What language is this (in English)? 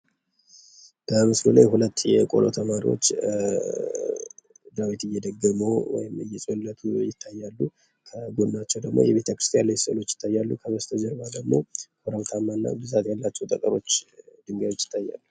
Amharic